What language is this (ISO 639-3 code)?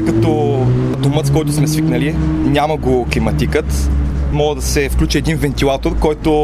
bul